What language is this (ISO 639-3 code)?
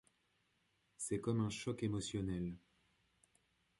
fra